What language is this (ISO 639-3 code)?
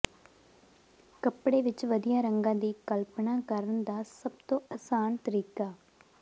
pan